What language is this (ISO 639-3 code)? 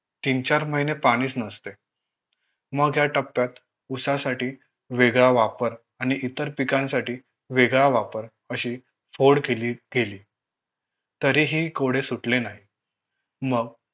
mar